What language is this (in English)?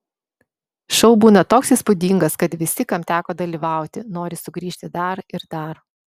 Lithuanian